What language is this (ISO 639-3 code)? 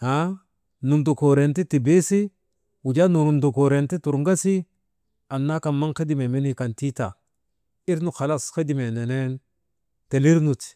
mde